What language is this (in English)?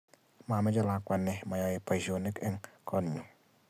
Kalenjin